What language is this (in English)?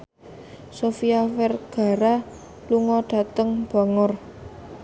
Javanese